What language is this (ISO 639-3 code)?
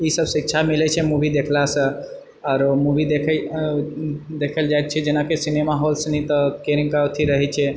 mai